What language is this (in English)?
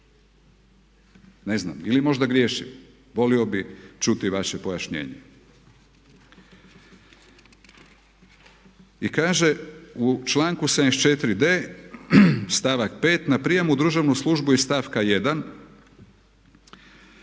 Croatian